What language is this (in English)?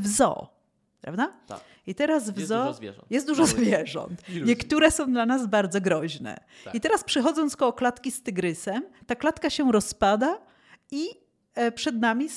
Polish